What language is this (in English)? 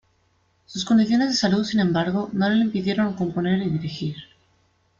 Spanish